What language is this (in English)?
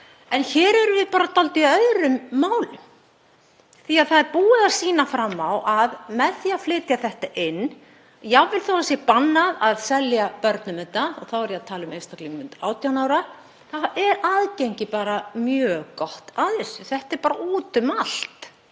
Icelandic